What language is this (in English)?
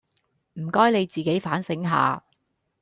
Cantonese